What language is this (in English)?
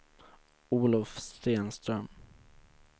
Swedish